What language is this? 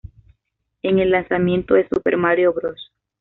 Spanish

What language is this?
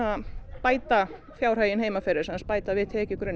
Icelandic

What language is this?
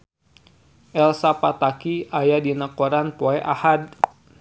Sundanese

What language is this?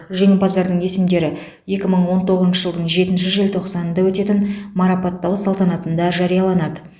Kazakh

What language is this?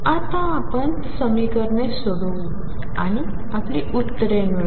Marathi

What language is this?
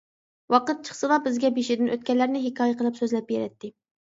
Uyghur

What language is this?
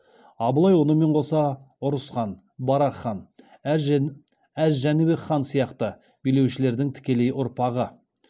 Kazakh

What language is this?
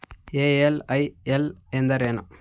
Kannada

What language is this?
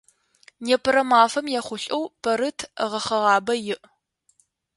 Adyghe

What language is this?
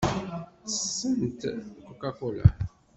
Kabyle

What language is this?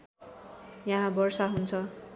Nepali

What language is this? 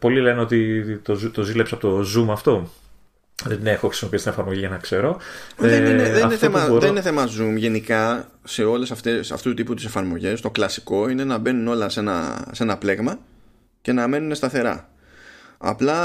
Greek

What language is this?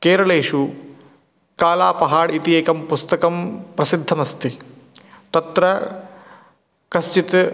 Sanskrit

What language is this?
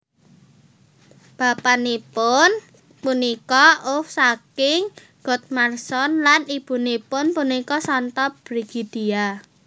Javanese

